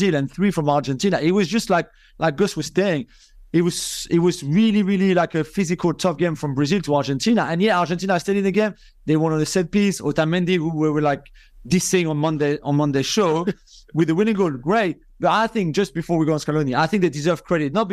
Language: English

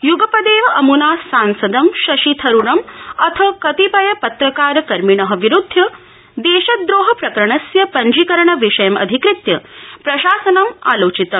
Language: Sanskrit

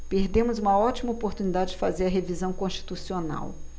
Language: Portuguese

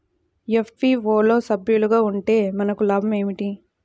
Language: Telugu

